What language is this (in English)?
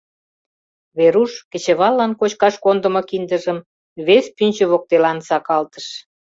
Mari